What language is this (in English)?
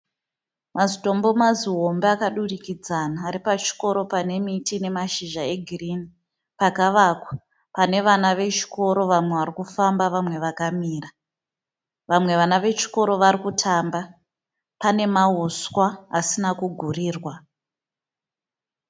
Shona